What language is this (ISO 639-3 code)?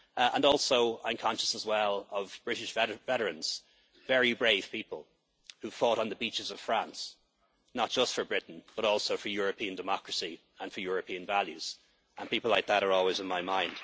eng